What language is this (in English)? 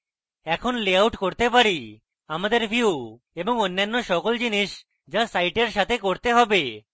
Bangla